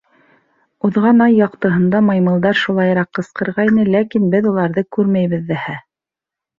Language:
Bashkir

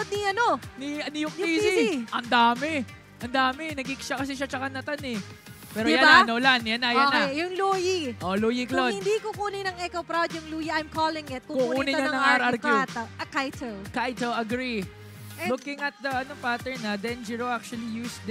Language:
Filipino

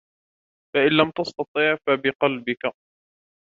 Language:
Arabic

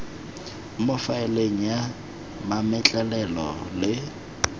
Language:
Tswana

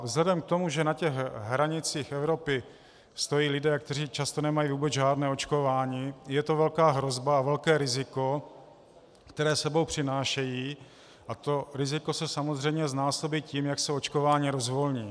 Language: Czech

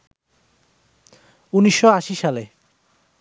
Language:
Bangla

